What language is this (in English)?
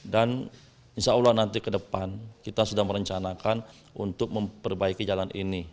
Indonesian